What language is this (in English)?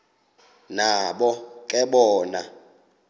Xhosa